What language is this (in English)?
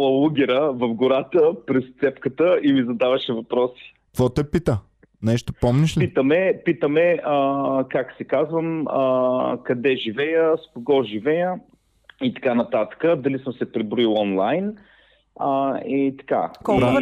Bulgarian